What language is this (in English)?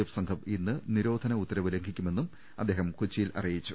Malayalam